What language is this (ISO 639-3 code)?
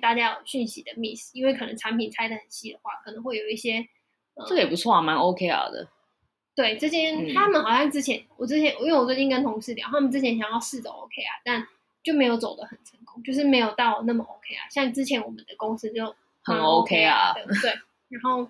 zho